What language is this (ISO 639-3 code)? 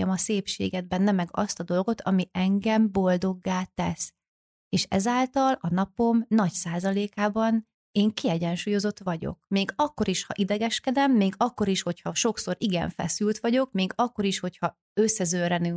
hun